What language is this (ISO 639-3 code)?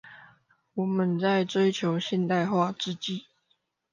zho